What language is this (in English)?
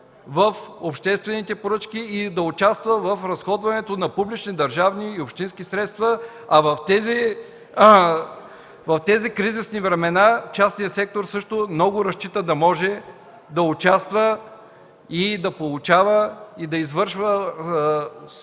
Bulgarian